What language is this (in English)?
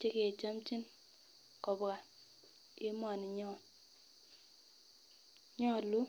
Kalenjin